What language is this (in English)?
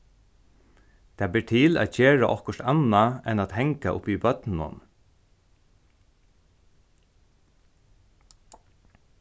Faroese